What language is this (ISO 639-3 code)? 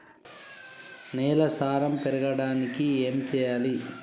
tel